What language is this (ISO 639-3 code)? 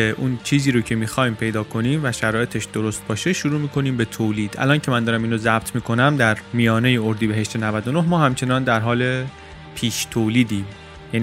fas